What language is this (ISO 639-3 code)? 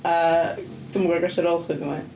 cym